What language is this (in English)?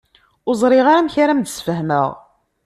Kabyle